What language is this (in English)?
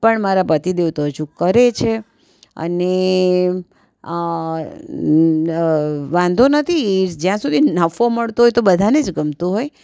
Gujarati